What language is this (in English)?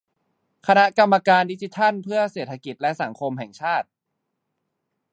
Thai